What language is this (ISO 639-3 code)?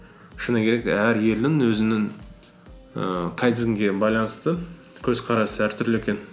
kaz